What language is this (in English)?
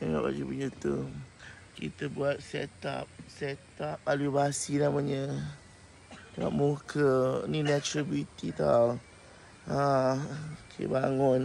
Malay